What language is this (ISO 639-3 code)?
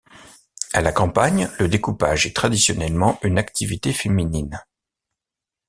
fra